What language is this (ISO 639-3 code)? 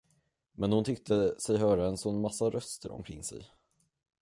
swe